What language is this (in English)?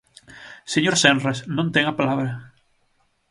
Galician